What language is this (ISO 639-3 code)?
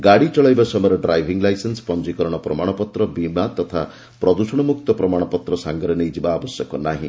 ori